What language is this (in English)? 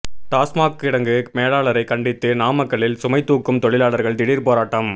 Tamil